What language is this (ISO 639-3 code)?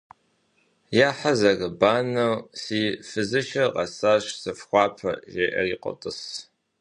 kbd